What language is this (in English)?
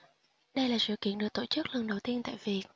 Vietnamese